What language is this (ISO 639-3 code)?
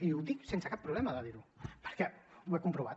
cat